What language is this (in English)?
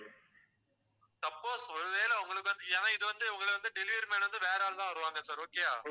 Tamil